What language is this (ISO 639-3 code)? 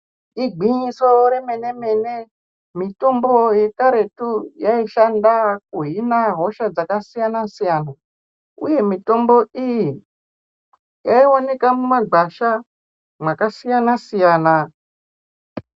ndc